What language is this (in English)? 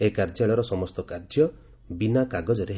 Odia